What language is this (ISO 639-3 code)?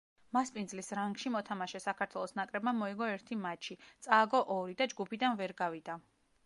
kat